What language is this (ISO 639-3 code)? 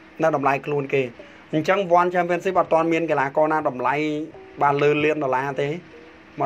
tha